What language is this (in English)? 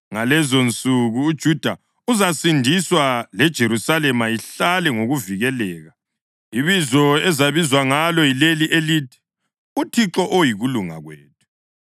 North Ndebele